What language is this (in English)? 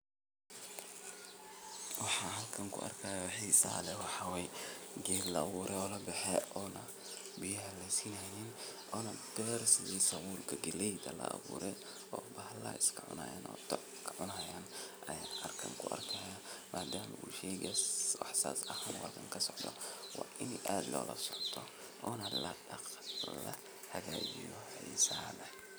Somali